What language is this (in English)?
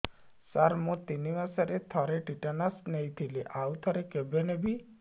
Odia